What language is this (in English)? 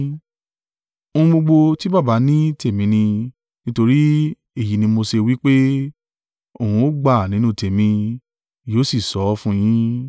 Yoruba